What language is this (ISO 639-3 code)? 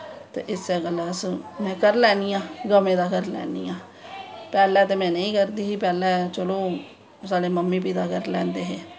doi